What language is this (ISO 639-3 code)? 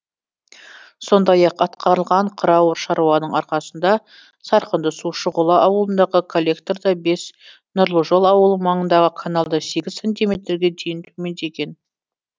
kaz